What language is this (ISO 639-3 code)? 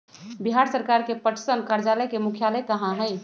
mag